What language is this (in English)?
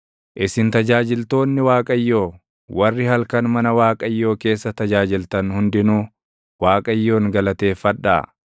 Oromo